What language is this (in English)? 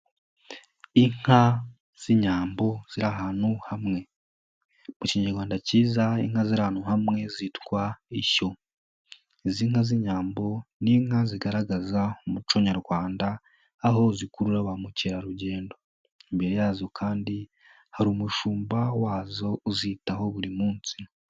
Kinyarwanda